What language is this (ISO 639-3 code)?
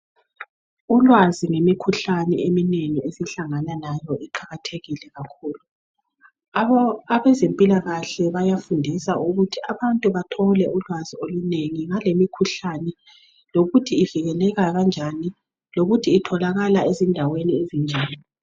nde